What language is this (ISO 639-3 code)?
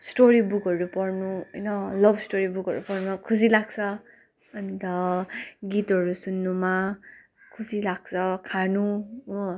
nep